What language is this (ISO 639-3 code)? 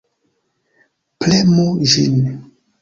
epo